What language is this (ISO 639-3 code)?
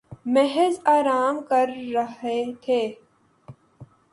urd